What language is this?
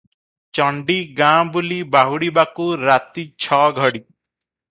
Odia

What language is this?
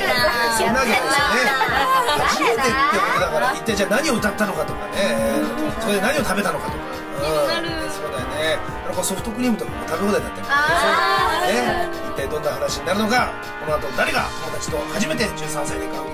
Japanese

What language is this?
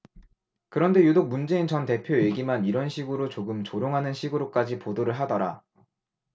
Korean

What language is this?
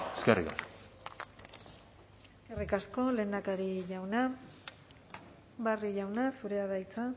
Basque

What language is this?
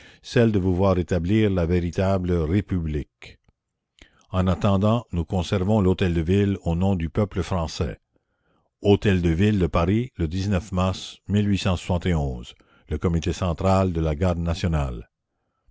French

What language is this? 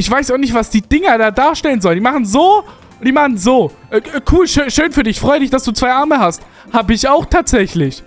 German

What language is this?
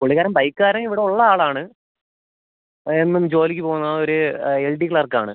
Malayalam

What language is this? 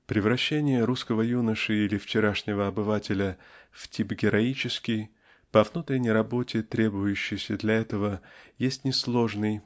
Russian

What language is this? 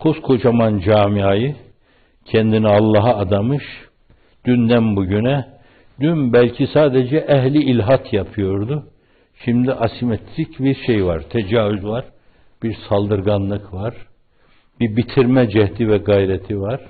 Turkish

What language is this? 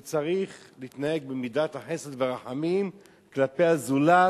Hebrew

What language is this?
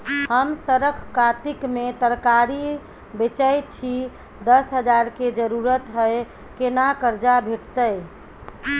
Maithili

